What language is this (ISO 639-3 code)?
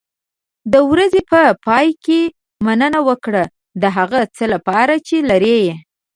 pus